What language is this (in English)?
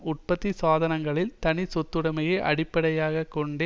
Tamil